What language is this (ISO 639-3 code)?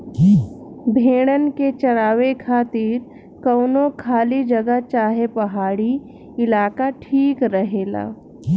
bho